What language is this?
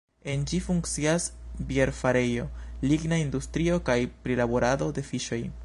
Esperanto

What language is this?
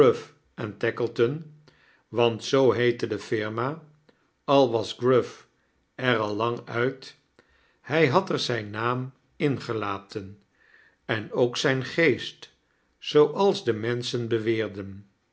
Dutch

